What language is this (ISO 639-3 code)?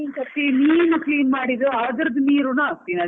kan